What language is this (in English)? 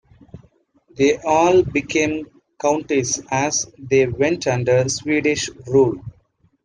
English